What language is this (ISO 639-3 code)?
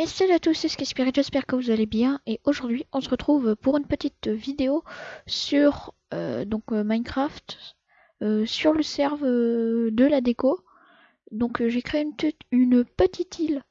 fra